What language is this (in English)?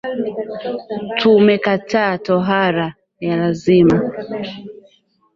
Swahili